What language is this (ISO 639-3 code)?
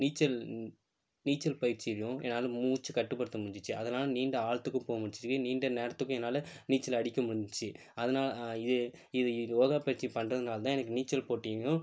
tam